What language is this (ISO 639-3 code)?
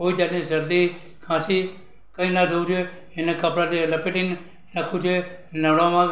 guj